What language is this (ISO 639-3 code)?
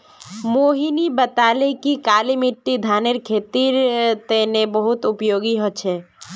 mag